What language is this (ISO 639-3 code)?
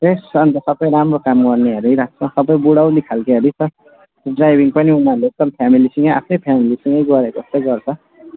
nep